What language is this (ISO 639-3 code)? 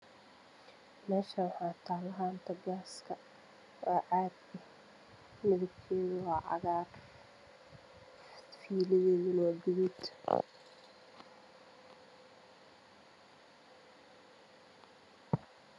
som